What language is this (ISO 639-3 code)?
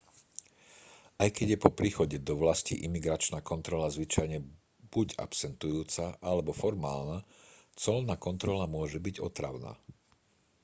slk